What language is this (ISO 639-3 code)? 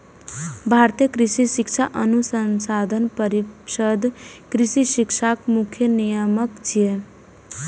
mai